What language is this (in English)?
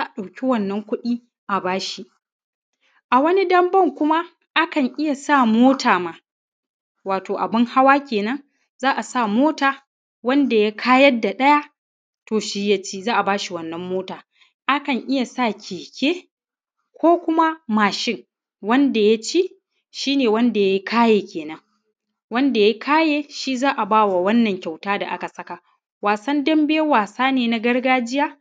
Hausa